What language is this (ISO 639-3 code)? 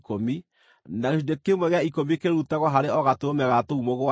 kik